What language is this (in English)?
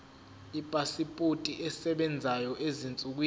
Zulu